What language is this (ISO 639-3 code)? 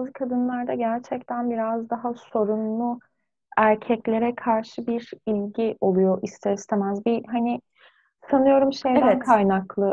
tur